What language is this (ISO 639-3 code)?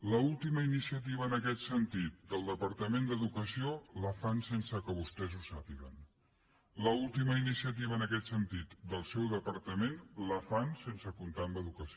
cat